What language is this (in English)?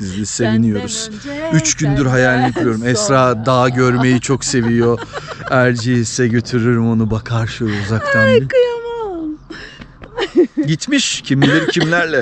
Turkish